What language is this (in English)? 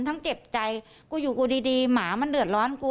Thai